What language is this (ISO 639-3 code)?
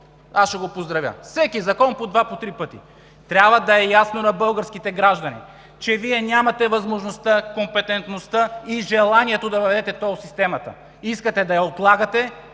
bul